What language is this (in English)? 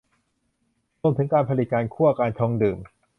Thai